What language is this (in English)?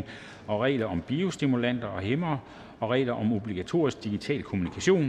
Danish